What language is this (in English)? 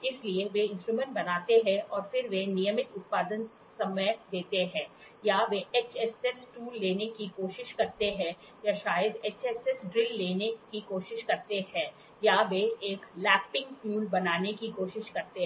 Hindi